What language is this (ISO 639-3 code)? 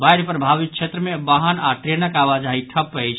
mai